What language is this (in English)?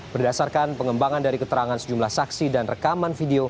Indonesian